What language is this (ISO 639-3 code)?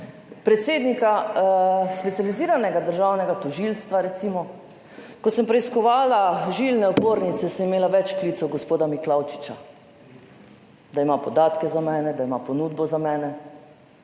slv